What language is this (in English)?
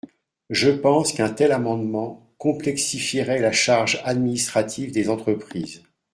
French